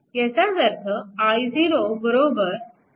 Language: Marathi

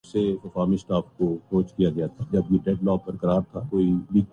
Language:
Urdu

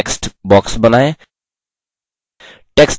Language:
Hindi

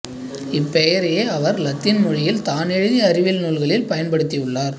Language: Tamil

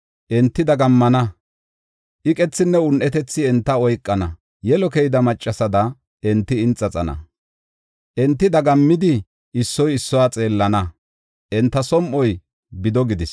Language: Gofa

